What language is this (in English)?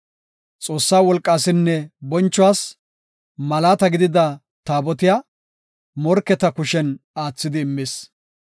Gofa